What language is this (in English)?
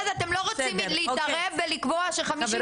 Hebrew